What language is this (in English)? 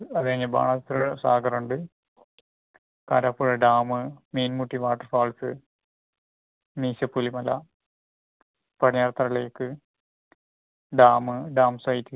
Malayalam